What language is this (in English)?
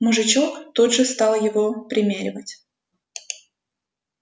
Russian